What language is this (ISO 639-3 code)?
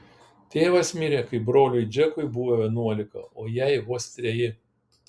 lit